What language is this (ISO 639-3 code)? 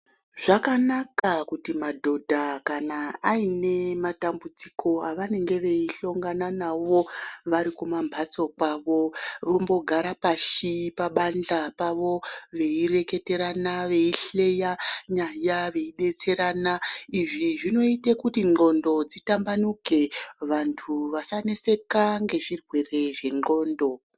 ndc